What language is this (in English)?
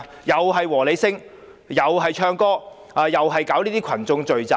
Cantonese